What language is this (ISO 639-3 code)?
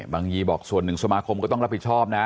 tha